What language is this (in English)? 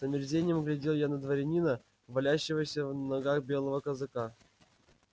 Russian